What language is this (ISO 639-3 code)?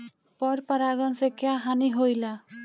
bho